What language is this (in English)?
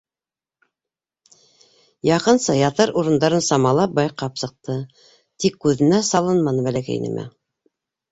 Bashkir